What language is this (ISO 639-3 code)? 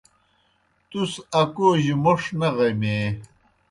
plk